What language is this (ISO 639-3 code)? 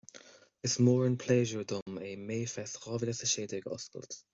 gle